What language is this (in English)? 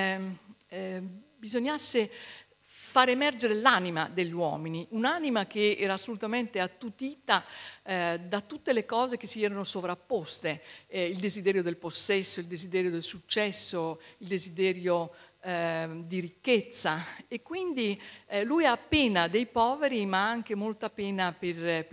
Italian